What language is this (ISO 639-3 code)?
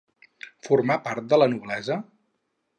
cat